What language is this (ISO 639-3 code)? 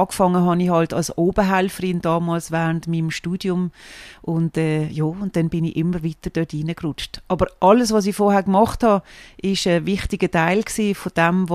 deu